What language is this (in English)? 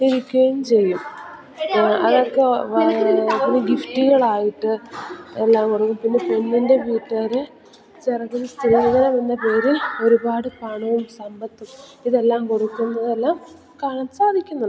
Malayalam